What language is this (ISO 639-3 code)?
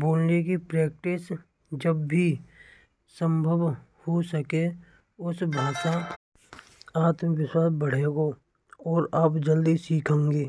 bra